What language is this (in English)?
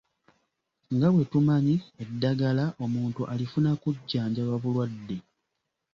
Ganda